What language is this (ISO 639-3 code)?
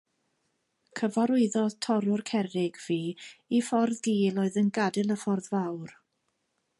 cym